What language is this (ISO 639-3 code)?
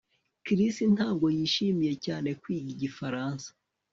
kin